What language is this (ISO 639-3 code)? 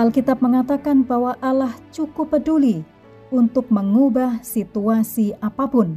ind